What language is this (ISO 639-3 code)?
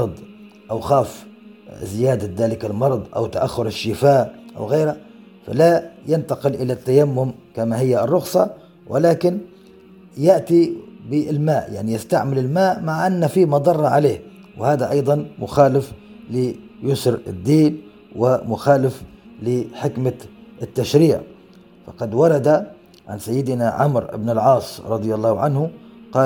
ara